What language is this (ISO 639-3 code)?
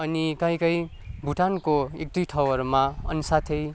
nep